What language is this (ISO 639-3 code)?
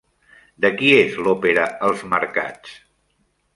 cat